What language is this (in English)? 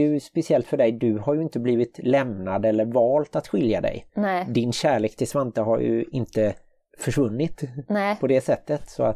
Swedish